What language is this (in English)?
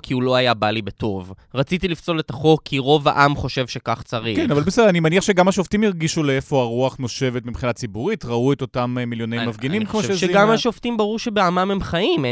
Hebrew